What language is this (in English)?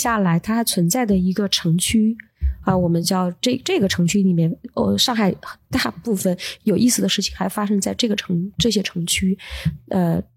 Chinese